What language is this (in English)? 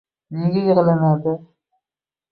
Uzbek